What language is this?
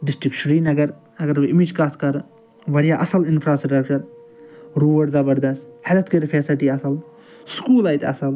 Kashmiri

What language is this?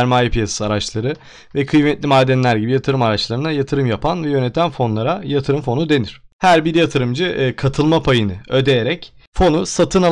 Turkish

